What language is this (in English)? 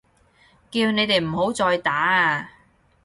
Cantonese